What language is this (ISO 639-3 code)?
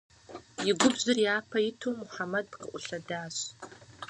kbd